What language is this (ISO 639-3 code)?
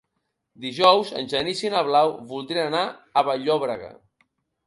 cat